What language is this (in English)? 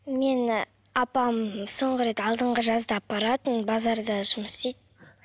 Kazakh